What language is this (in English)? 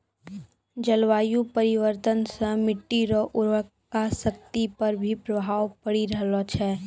Maithili